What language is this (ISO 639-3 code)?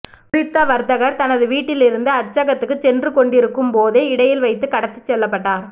tam